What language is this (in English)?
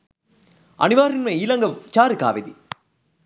Sinhala